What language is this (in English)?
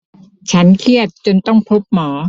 Thai